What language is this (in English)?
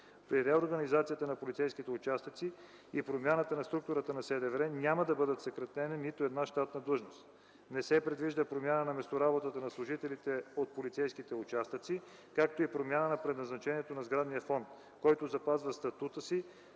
Bulgarian